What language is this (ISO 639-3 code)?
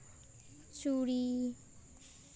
sat